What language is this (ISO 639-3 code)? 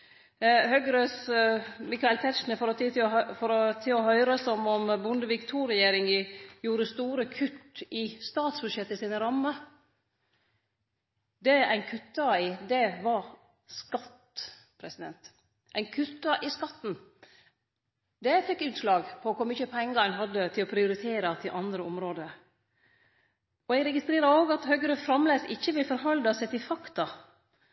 nno